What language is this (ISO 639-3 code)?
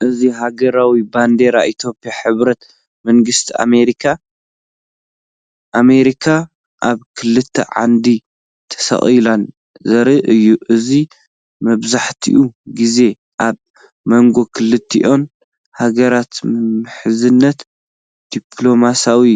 tir